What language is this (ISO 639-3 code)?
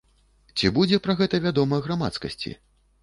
bel